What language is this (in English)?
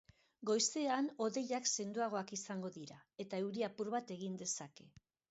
Basque